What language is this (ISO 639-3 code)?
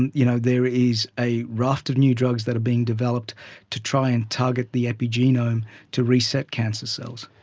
eng